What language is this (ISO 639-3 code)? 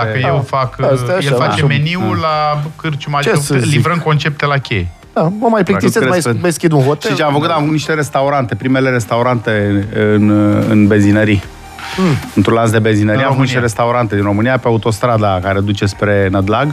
ron